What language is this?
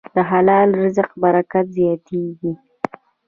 Pashto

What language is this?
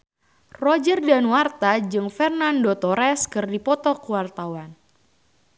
Sundanese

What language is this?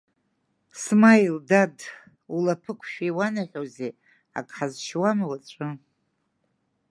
Abkhazian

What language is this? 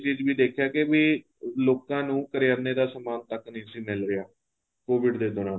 Punjabi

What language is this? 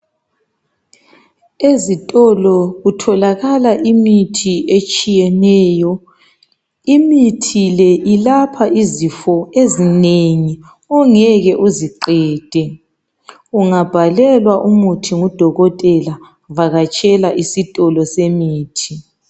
North Ndebele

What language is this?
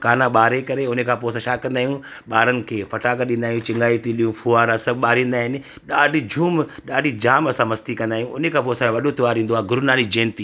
Sindhi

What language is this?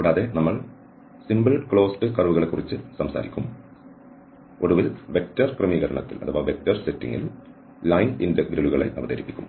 Malayalam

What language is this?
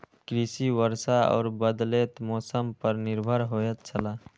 Maithili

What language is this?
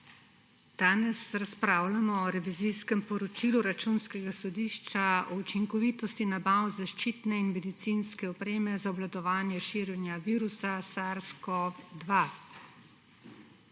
Slovenian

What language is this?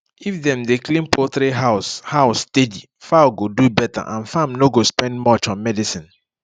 Nigerian Pidgin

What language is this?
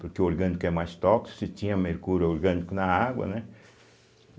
Portuguese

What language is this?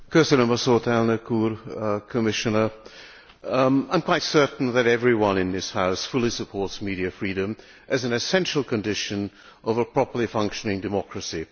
English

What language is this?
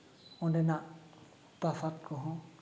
Santali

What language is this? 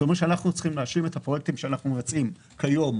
Hebrew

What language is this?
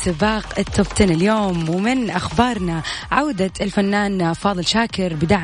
Arabic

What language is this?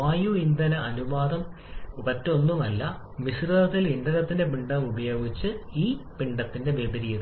Malayalam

